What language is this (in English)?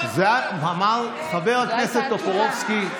Hebrew